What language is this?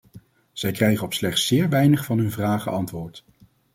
Dutch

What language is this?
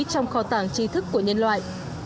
Vietnamese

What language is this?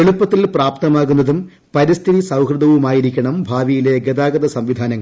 Malayalam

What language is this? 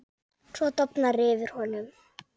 Icelandic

